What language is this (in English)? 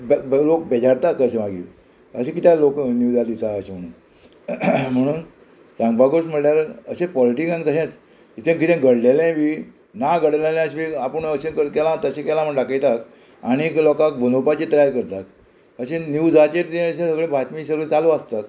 Konkani